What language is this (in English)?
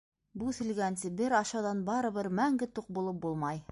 Bashkir